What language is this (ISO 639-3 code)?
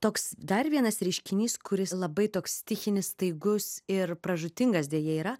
lit